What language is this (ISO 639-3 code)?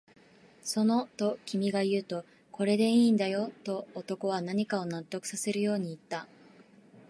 jpn